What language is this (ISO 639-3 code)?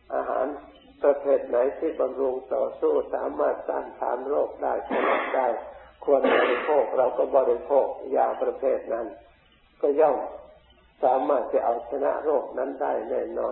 tha